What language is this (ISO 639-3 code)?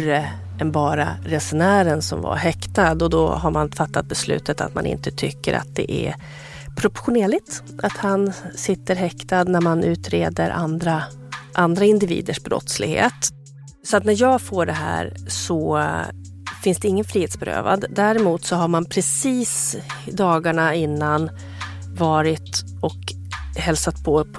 swe